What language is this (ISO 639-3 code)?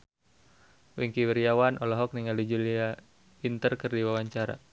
sun